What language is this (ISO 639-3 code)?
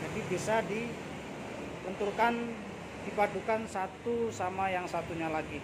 ind